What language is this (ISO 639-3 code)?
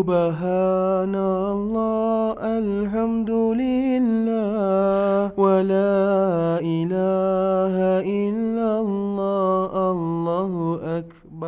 msa